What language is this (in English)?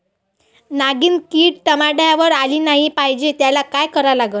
Marathi